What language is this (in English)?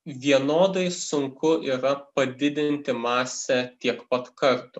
Lithuanian